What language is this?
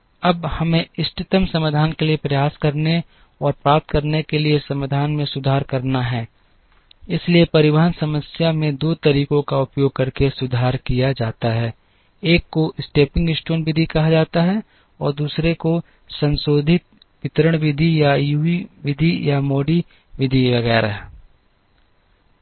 Hindi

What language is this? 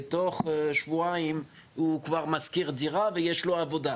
Hebrew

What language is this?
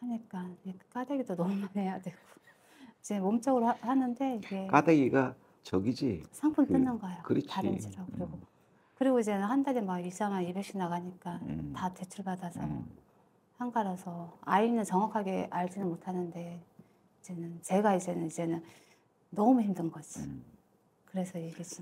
Korean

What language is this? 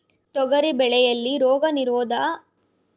Kannada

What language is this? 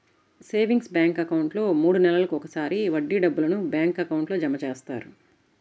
Telugu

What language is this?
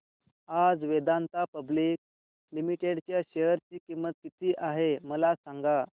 Marathi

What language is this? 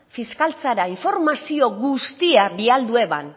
Basque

